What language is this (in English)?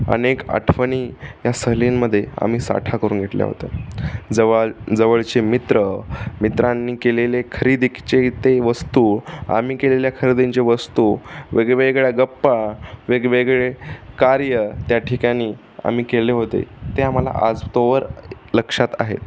Marathi